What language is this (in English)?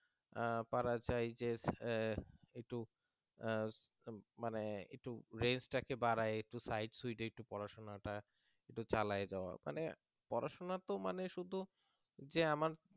Bangla